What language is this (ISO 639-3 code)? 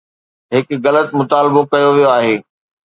snd